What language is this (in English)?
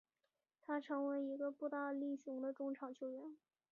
Chinese